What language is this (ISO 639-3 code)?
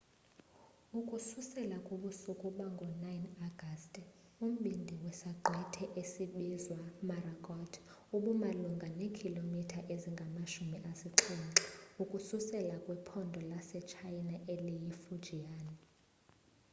xho